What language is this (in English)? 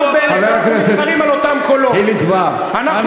Hebrew